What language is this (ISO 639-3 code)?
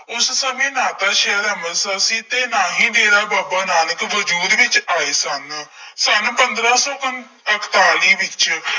pan